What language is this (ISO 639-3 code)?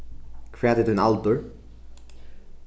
fao